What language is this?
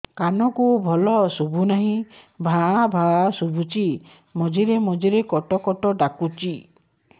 Odia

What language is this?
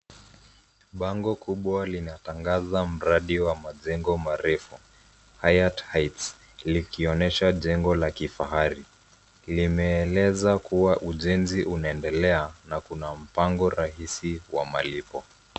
Swahili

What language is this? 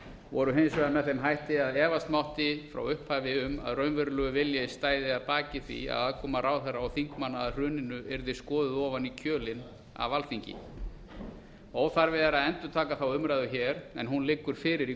Icelandic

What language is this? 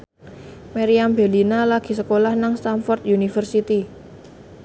Javanese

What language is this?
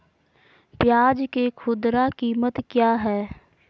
Magahi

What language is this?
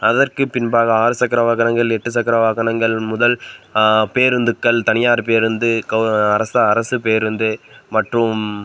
Tamil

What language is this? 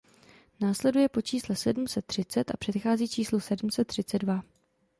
Czech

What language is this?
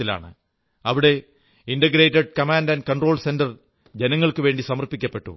Malayalam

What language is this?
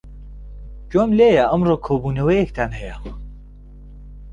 Central Kurdish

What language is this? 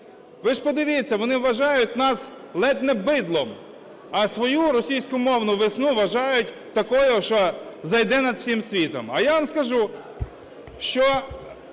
Ukrainian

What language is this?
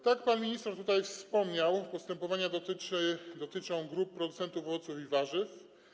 Polish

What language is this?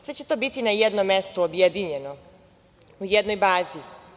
Serbian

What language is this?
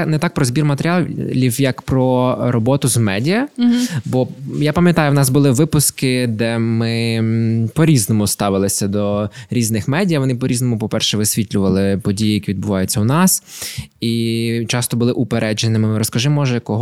Ukrainian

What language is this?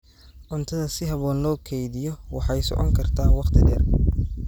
Somali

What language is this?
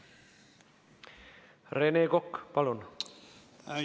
Estonian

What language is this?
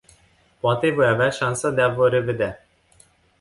Romanian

